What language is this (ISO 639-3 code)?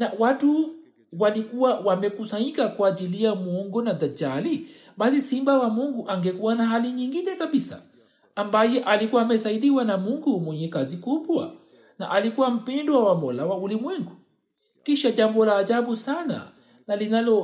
swa